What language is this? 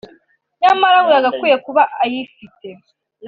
Kinyarwanda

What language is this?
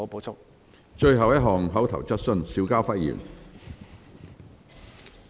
Cantonese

